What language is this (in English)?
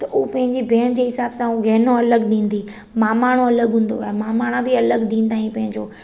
Sindhi